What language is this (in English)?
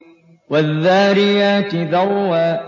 Arabic